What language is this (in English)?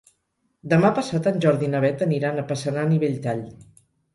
Catalan